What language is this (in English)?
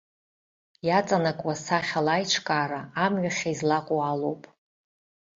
Abkhazian